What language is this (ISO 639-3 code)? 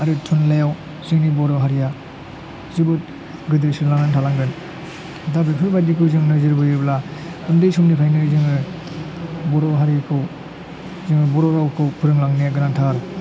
brx